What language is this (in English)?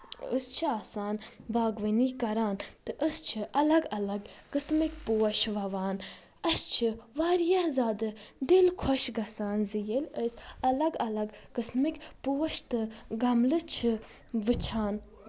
Kashmiri